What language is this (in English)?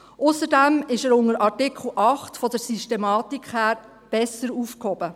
Swiss German